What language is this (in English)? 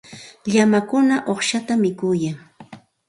Santa Ana de Tusi Pasco Quechua